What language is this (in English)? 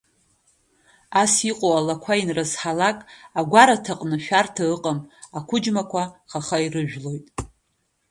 Abkhazian